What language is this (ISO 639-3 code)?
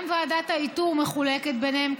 heb